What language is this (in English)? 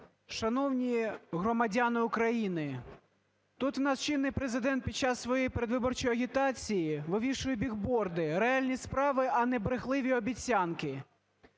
Ukrainian